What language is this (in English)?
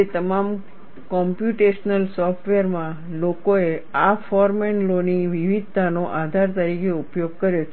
Gujarati